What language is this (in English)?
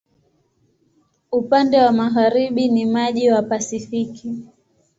Swahili